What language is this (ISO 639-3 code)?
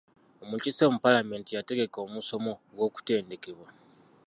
lug